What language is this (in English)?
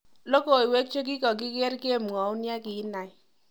Kalenjin